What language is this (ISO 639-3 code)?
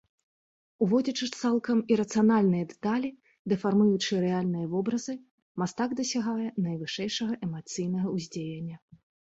bel